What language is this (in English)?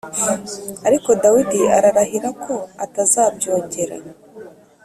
Kinyarwanda